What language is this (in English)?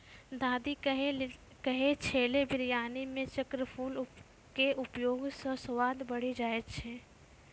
Maithili